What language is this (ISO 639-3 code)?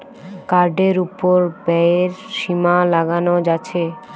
ben